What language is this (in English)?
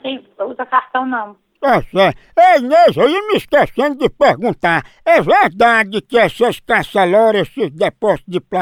Portuguese